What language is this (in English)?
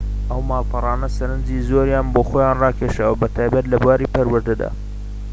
Central Kurdish